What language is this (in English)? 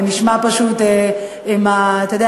Hebrew